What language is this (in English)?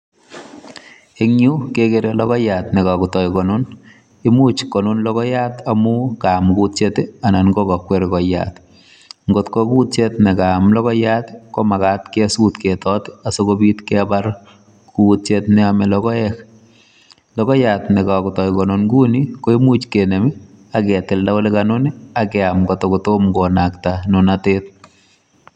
Kalenjin